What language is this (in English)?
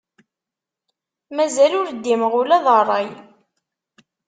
Kabyle